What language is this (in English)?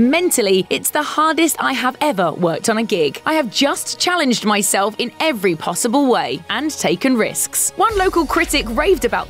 English